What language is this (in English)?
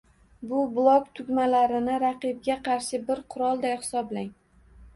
Uzbek